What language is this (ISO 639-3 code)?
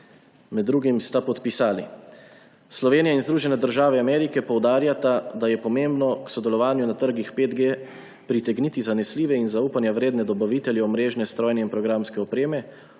slv